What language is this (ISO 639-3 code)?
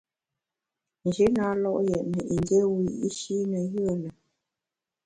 bax